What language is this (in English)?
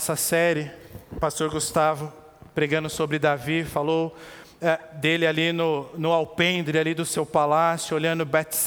Portuguese